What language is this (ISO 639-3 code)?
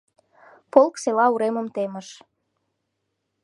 chm